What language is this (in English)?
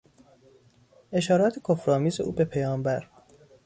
Persian